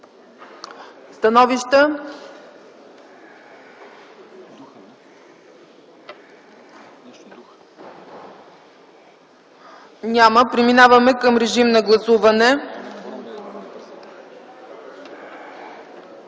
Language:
Bulgarian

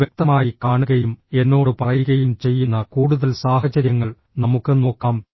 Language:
Malayalam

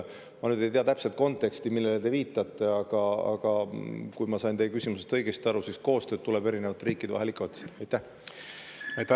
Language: Estonian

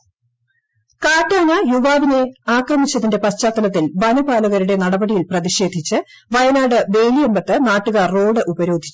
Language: Malayalam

